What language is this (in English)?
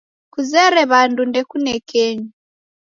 Taita